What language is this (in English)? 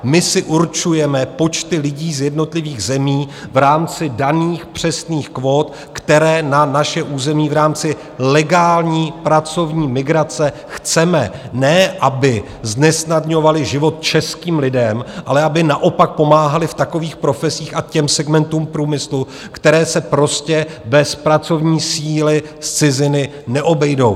Czech